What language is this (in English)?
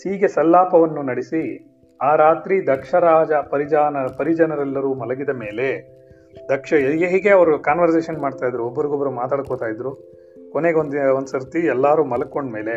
Kannada